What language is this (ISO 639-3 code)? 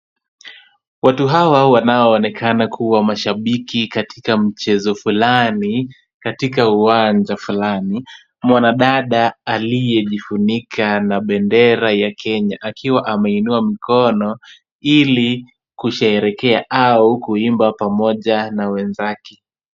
swa